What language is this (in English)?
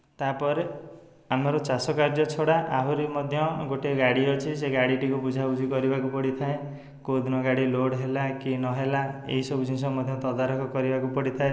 Odia